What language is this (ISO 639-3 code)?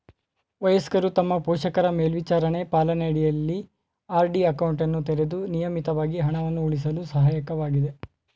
kan